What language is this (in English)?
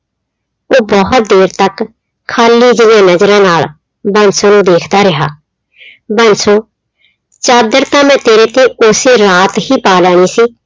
Punjabi